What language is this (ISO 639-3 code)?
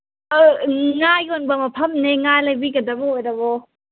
mni